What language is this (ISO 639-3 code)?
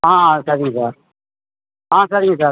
tam